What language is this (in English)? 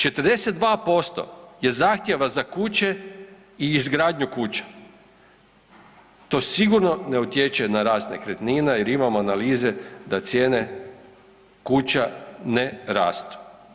Croatian